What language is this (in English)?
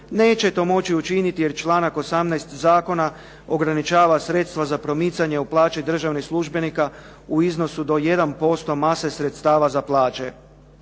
Croatian